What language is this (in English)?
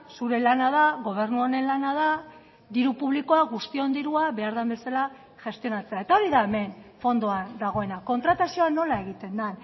Basque